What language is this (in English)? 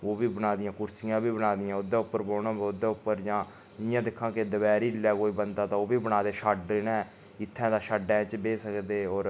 Dogri